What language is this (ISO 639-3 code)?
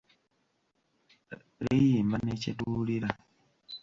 lug